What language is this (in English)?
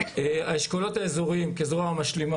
Hebrew